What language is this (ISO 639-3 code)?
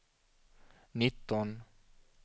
swe